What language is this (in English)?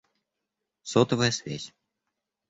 Russian